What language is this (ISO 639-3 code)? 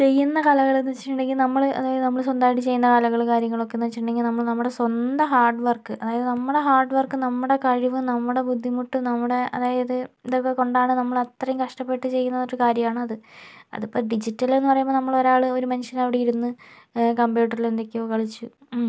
mal